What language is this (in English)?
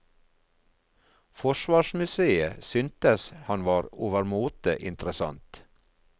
Norwegian